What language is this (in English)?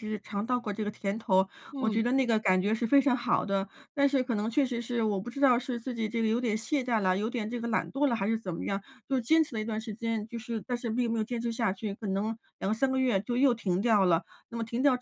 Chinese